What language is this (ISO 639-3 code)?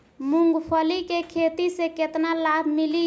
bho